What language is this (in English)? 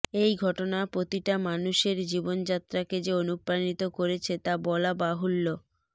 Bangla